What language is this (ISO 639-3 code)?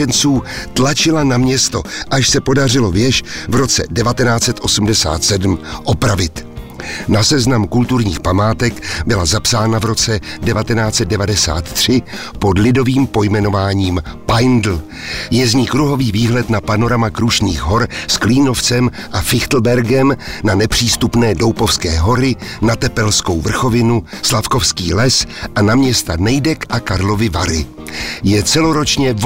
ces